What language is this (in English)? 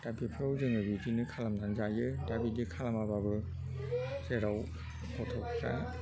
Bodo